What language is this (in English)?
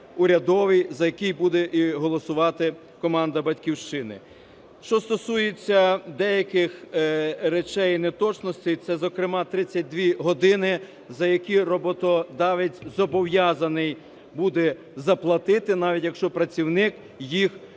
Ukrainian